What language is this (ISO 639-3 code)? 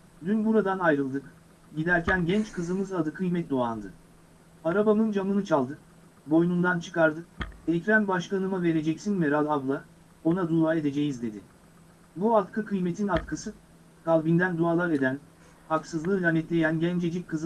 tur